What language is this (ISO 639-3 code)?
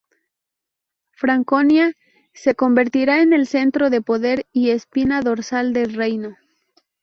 spa